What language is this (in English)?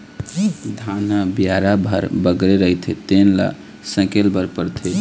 Chhattisgarhi